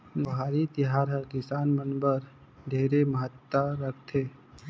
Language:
Chhattisgarhi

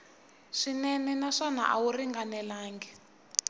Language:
Tsonga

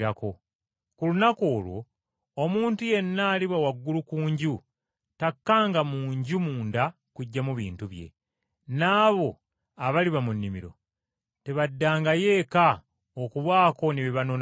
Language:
Ganda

